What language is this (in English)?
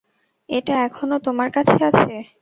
Bangla